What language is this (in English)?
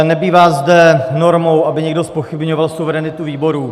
Czech